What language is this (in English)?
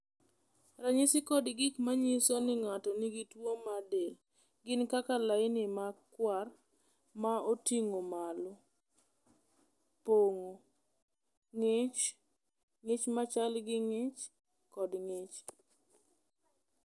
Luo (Kenya and Tanzania)